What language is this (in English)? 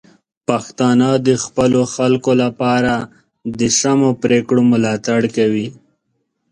Pashto